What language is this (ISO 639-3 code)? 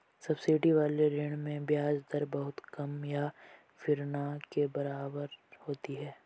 hin